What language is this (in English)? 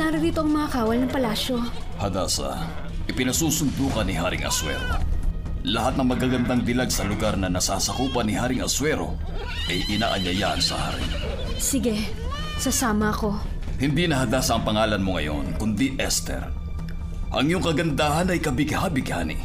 Filipino